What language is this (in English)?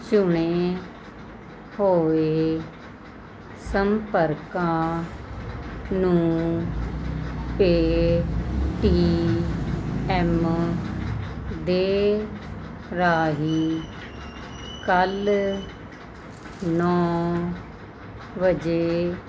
Punjabi